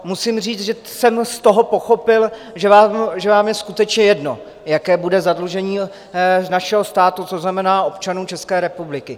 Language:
Czech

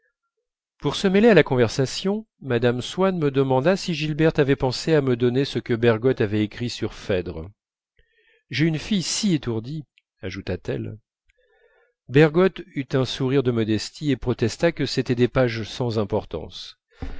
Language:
French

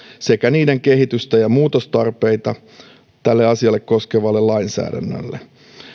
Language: Finnish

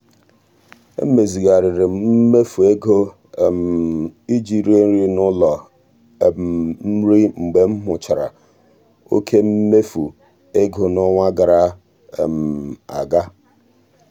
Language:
Igbo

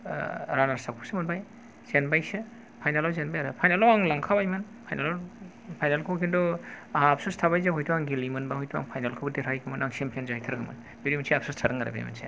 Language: Bodo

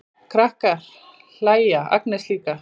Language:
Icelandic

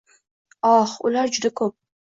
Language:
Uzbek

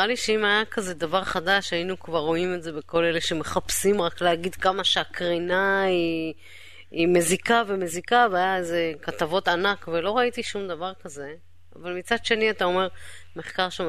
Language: Hebrew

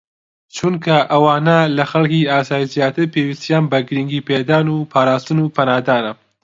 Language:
Central Kurdish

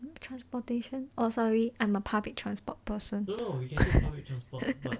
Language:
English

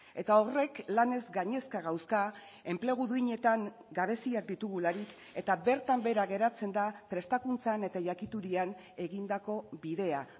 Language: Basque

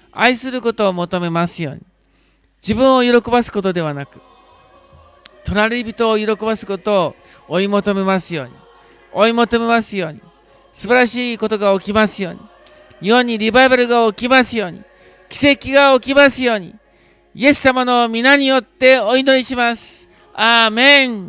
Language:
Japanese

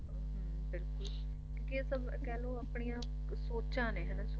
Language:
Punjabi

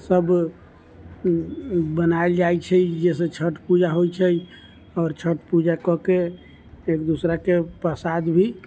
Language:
Maithili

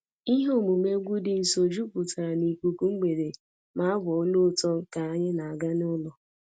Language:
Igbo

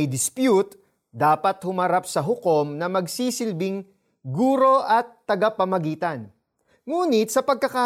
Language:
Filipino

